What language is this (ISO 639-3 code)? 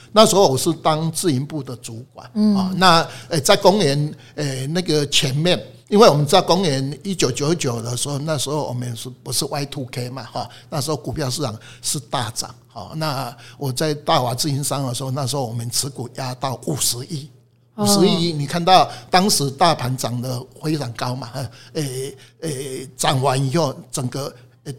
zho